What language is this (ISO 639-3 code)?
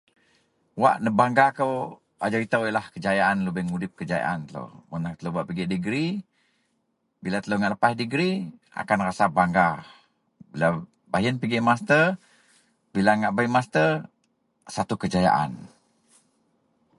mel